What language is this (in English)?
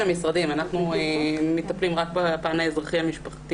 Hebrew